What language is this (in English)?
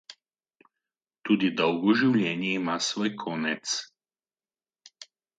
Slovenian